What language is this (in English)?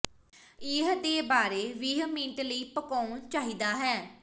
Punjabi